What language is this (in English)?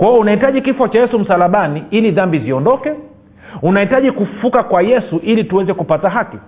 Swahili